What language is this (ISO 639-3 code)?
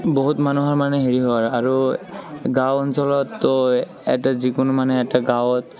asm